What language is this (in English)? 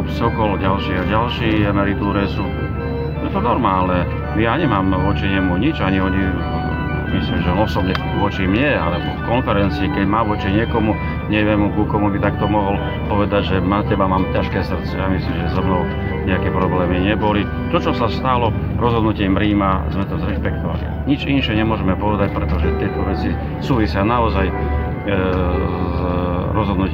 Slovak